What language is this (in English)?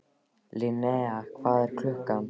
Icelandic